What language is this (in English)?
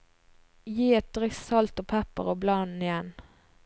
Norwegian